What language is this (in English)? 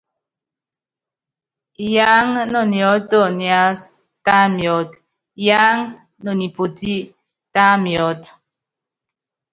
Yangben